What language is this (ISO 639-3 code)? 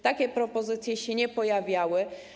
pol